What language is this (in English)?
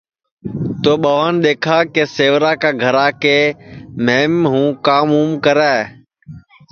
Sansi